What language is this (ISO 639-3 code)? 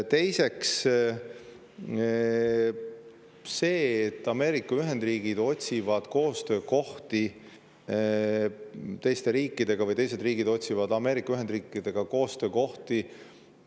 est